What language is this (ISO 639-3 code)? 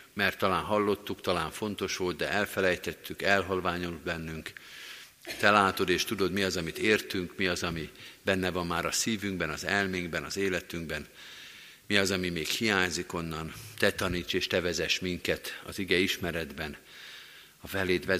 hun